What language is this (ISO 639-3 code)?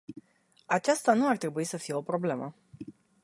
ron